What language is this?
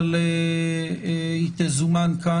Hebrew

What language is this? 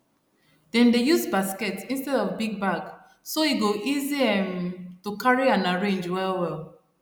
Nigerian Pidgin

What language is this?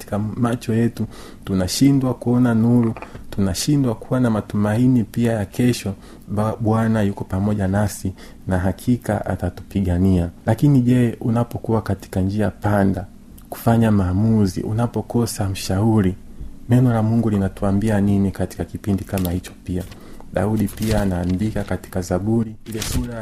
Swahili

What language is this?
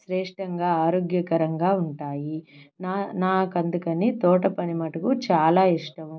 Telugu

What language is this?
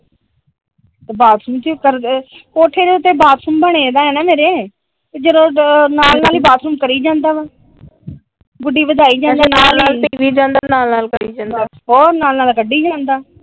Punjabi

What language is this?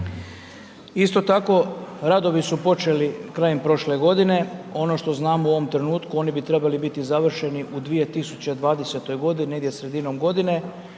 Croatian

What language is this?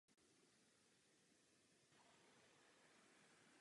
Czech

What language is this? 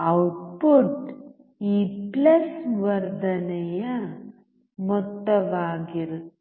Kannada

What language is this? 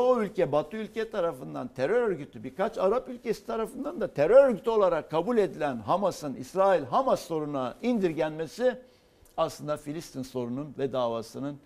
Turkish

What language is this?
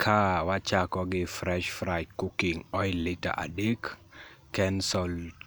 Luo (Kenya and Tanzania)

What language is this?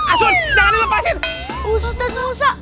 Indonesian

